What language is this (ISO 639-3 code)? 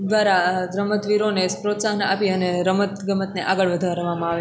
guj